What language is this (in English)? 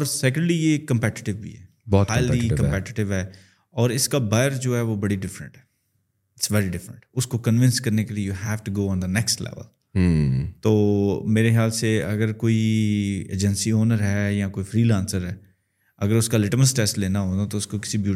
Urdu